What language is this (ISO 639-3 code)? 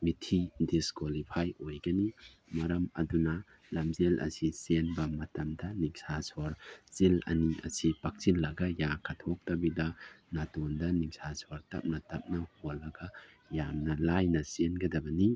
mni